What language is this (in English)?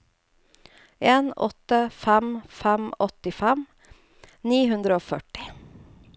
Norwegian